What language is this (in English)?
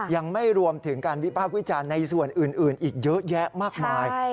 Thai